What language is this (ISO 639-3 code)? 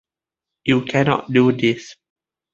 eng